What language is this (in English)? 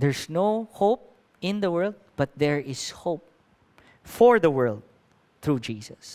English